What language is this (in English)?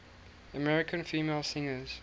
English